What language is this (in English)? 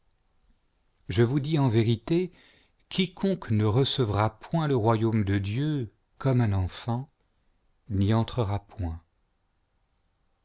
French